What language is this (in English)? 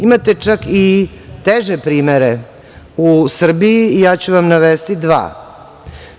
Serbian